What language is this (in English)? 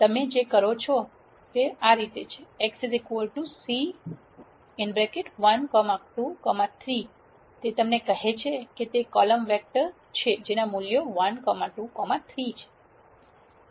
Gujarati